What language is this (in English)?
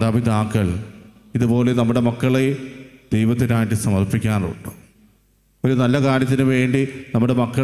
Malayalam